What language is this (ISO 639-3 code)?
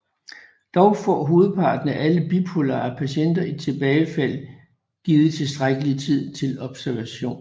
dan